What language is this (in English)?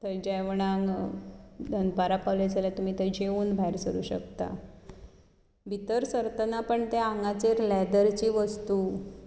Konkani